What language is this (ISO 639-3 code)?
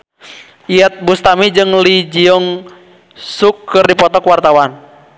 sun